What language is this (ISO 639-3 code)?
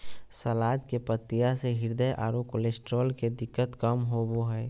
mag